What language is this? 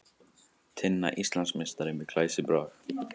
Icelandic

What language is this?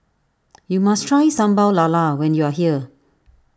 English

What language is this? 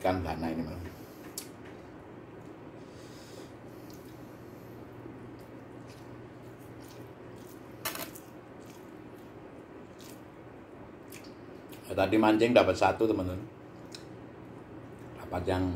Indonesian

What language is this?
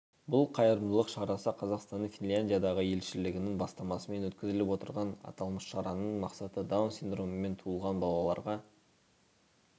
Kazakh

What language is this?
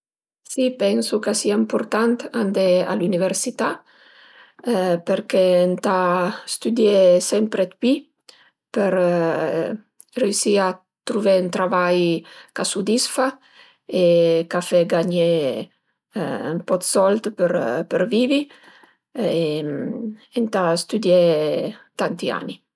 Piedmontese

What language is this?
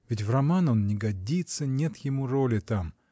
Russian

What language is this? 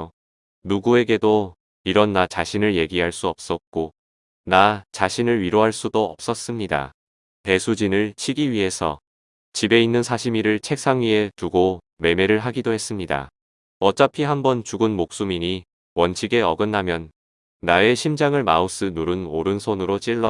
Korean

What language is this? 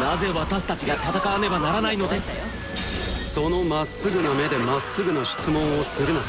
Japanese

